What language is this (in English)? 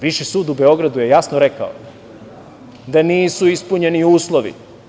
Serbian